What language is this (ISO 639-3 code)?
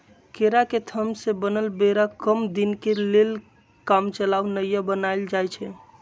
mag